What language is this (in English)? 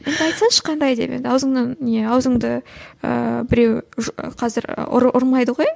Kazakh